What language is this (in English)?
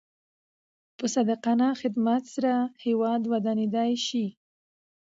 Pashto